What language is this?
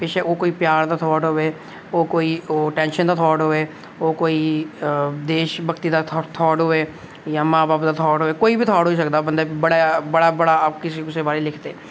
Dogri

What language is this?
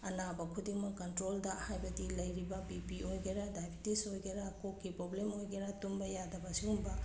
Manipuri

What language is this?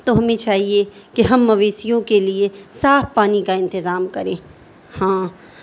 Urdu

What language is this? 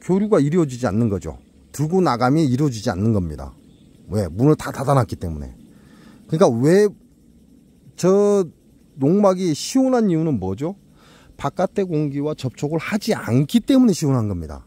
Korean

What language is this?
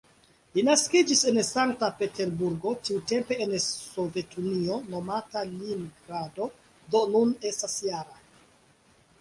Esperanto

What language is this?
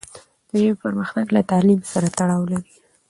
Pashto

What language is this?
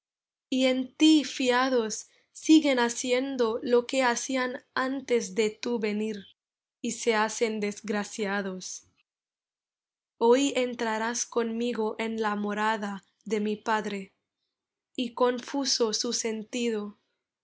Spanish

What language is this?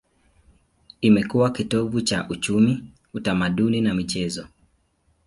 Swahili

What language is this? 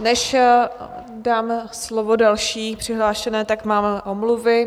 Czech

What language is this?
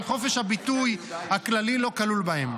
Hebrew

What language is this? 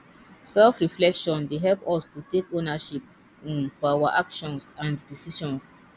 Nigerian Pidgin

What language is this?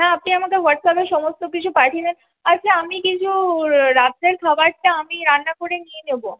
Bangla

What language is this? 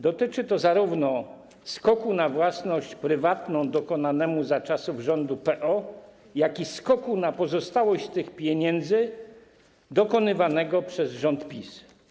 Polish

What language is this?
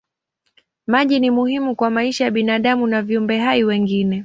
Swahili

